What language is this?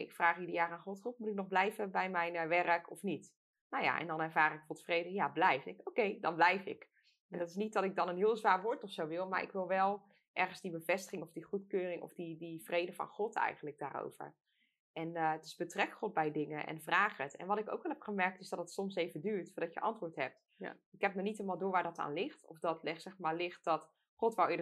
Dutch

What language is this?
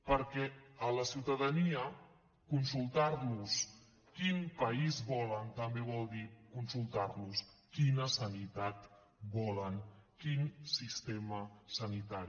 Catalan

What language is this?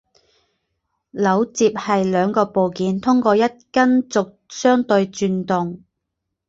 Chinese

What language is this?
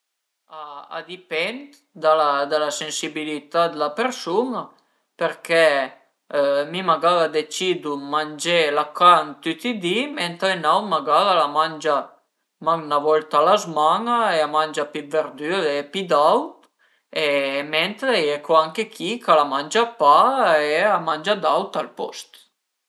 Piedmontese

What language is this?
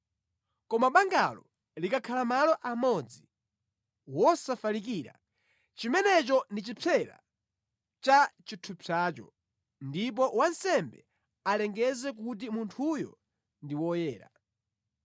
Nyanja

